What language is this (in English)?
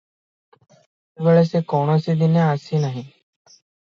Odia